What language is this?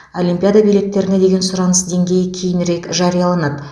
Kazakh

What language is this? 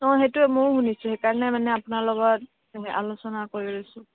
Assamese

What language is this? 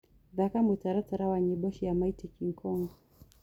Kikuyu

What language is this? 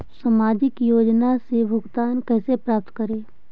Magahi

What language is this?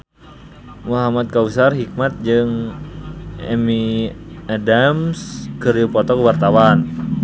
Sundanese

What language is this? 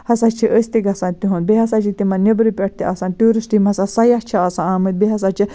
Kashmiri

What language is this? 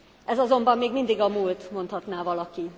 Hungarian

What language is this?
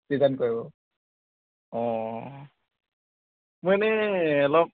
Assamese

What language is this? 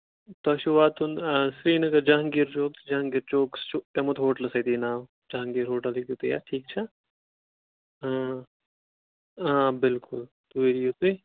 Kashmiri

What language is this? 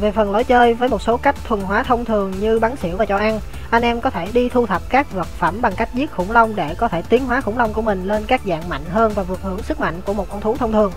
Vietnamese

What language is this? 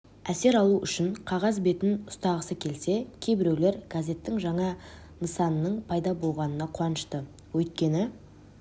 Kazakh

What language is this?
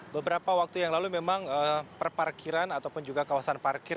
Indonesian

